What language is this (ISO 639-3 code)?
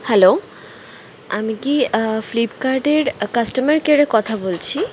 ben